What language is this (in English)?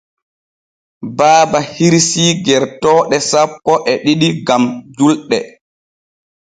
Borgu Fulfulde